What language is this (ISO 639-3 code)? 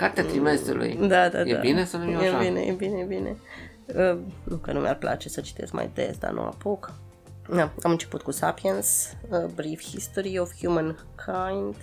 ron